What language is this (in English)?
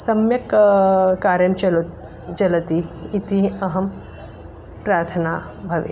Sanskrit